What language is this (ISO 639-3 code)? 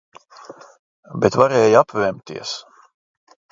lav